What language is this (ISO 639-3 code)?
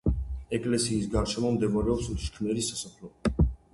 kat